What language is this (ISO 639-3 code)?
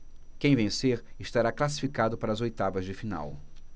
por